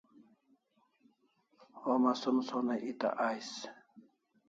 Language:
Kalasha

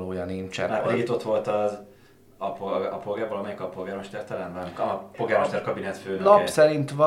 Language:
Hungarian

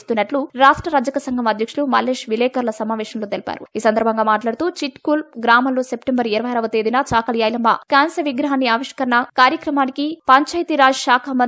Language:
Hindi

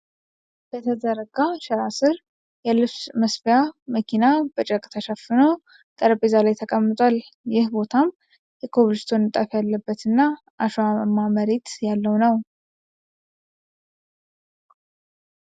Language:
Amharic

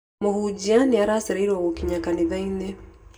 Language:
Kikuyu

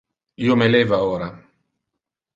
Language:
Interlingua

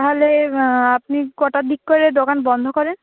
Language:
Bangla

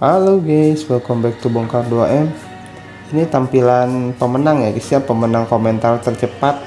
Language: Indonesian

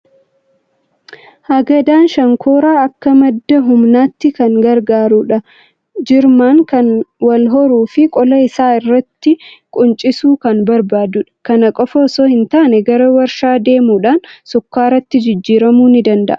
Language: Oromo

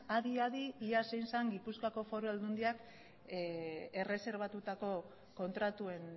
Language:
Basque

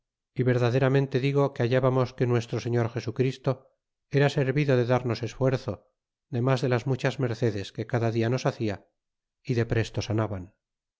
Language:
Spanish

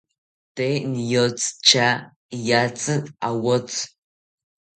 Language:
South Ucayali Ashéninka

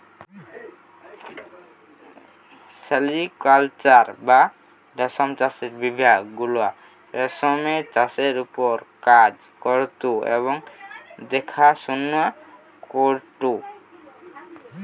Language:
Bangla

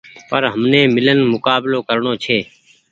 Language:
Goaria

